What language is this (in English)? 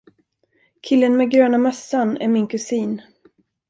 Swedish